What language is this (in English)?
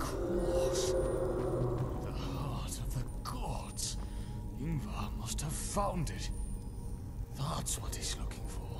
Polish